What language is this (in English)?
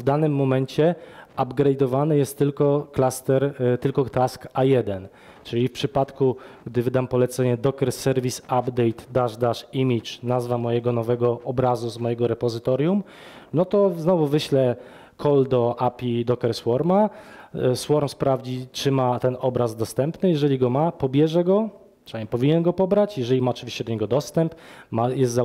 Polish